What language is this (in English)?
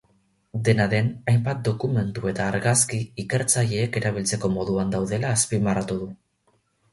Basque